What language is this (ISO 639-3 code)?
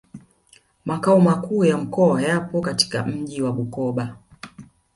swa